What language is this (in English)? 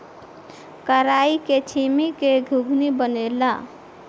Bhojpuri